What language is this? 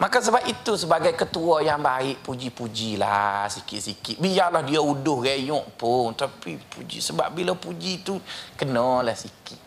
Malay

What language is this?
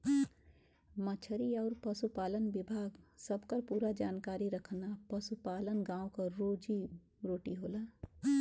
Bhojpuri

